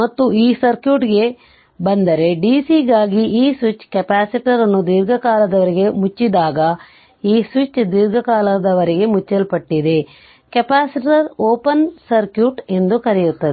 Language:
Kannada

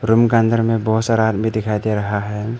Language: Hindi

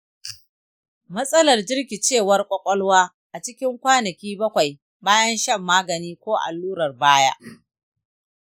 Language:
Hausa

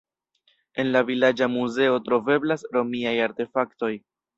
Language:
Esperanto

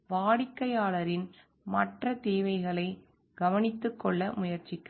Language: Tamil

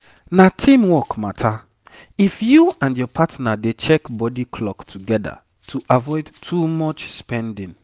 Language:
Nigerian Pidgin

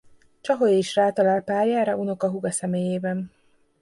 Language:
Hungarian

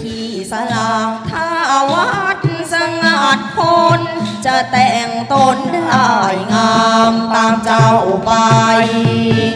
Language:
Thai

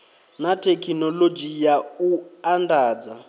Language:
Venda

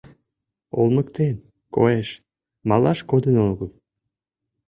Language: Mari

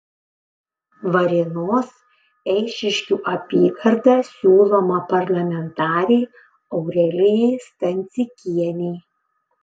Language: Lithuanian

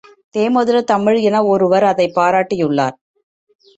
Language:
Tamil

